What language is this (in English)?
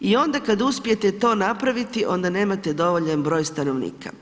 Croatian